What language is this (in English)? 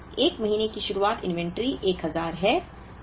Hindi